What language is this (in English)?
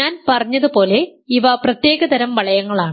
Malayalam